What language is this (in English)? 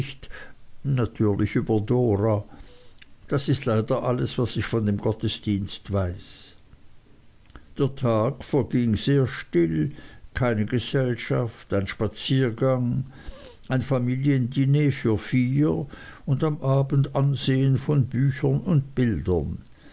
German